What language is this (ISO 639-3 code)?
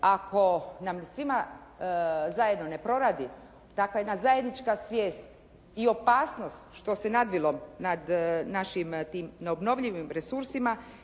hrv